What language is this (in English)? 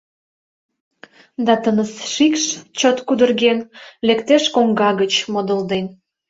Mari